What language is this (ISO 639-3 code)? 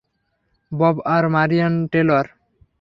ben